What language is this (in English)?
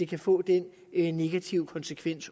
Danish